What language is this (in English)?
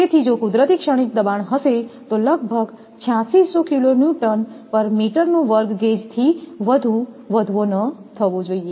Gujarati